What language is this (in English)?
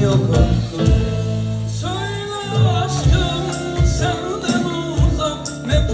Arabic